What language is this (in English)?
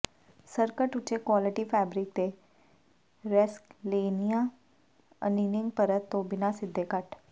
Punjabi